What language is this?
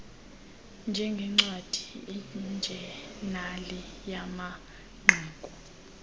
Xhosa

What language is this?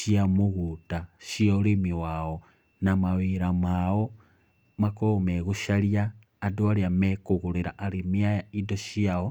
Kikuyu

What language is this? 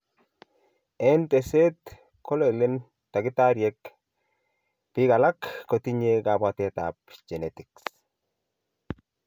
Kalenjin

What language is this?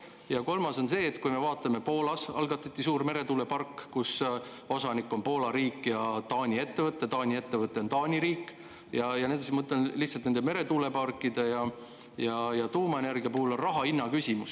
Estonian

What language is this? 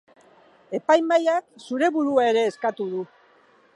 Basque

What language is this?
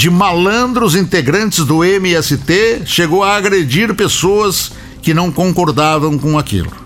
Portuguese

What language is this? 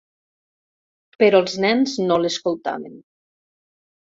Catalan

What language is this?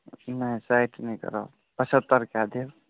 Maithili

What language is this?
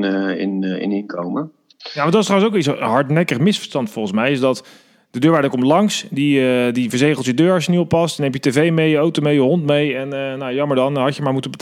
Dutch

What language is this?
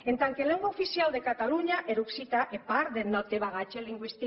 Catalan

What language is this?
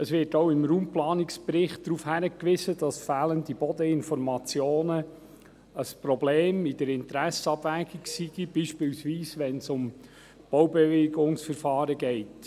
Swiss German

